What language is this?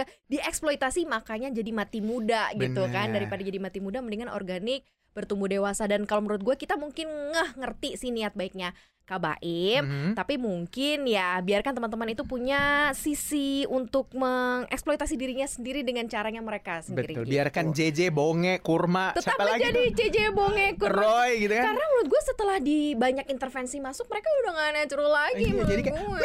Indonesian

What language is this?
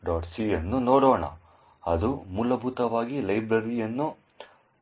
Kannada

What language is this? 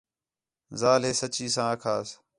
Khetrani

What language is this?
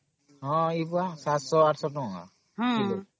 Odia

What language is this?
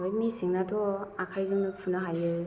Bodo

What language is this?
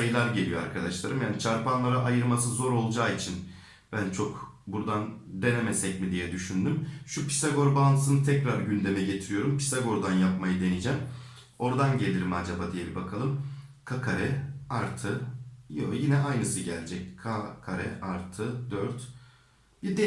Turkish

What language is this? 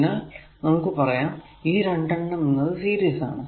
Malayalam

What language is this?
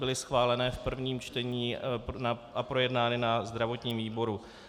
Czech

